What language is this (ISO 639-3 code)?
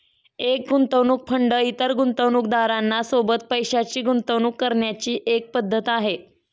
mar